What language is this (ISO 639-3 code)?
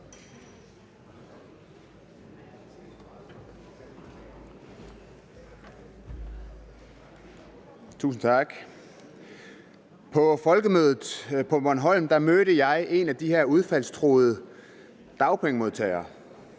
dan